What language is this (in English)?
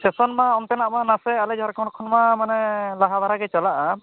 Santali